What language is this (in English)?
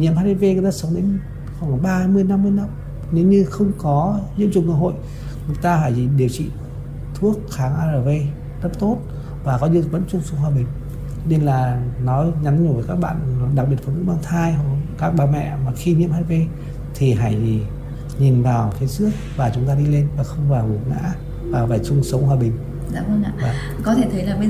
Vietnamese